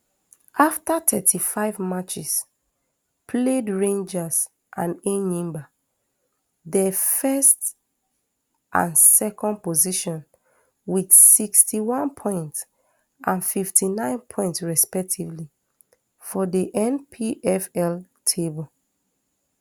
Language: Nigerian Pidgin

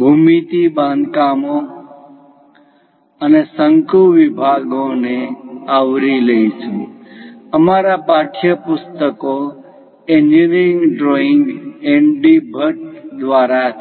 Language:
Gujarati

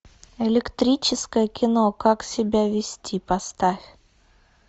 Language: Russian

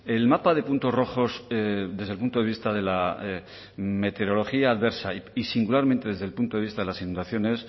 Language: Spanish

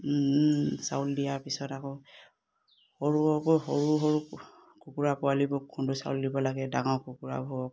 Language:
Assamese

